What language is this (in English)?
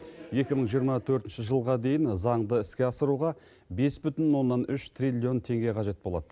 Kazakh